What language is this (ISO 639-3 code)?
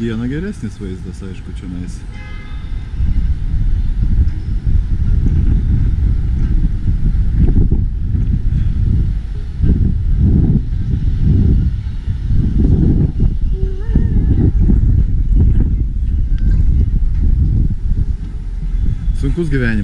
rus